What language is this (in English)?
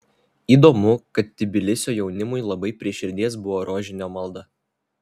Lithuanian